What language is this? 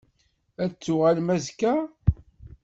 Kabyle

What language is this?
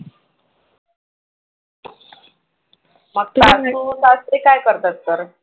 Marathi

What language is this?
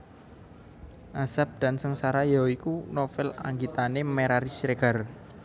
Javanese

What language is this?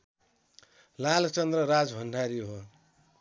Nepali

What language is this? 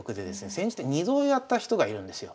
Japanese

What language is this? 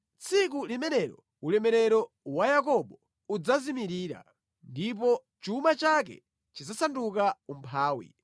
Nyanja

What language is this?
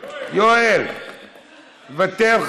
Hebrew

